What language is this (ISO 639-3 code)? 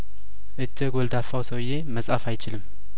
amh